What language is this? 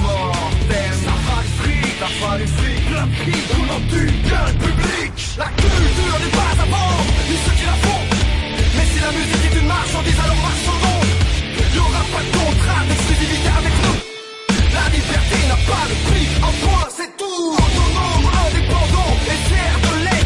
French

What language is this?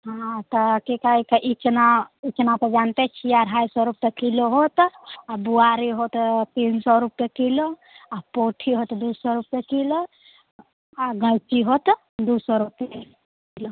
Maithili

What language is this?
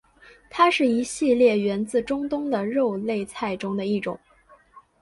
Chinese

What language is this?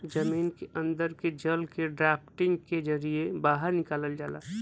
Bhojpuri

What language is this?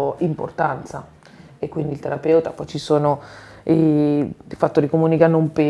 Italian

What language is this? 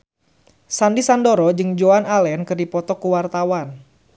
Sundanese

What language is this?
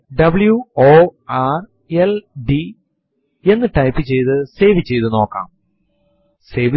Malayalam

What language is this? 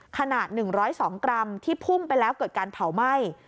Thai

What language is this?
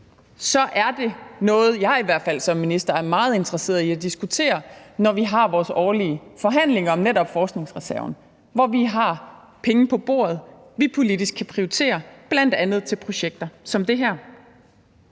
Danish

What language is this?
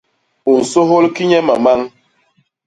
Basaa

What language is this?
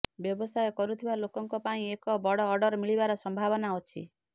Odia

